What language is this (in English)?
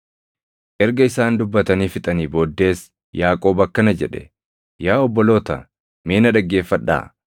Oromo